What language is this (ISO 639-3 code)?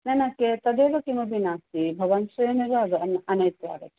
san